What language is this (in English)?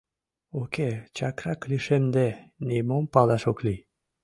Mari